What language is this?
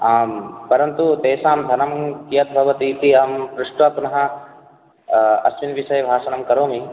Sanskrit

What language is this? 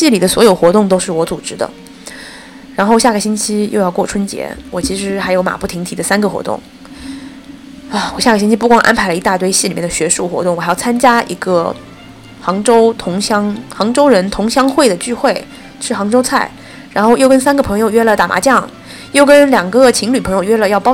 Chinese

